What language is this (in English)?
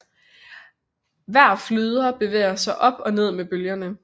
Danish